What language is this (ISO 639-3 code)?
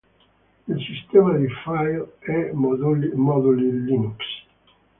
ita